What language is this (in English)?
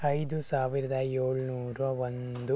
Kannada